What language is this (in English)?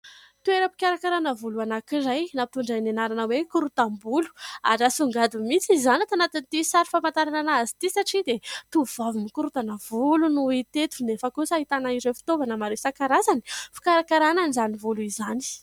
Malagasy